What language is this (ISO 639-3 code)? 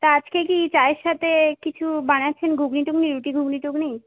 ben